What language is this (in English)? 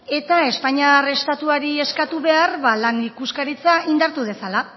Basque